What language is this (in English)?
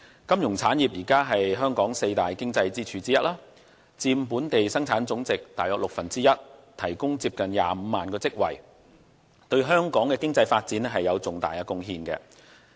Cantonese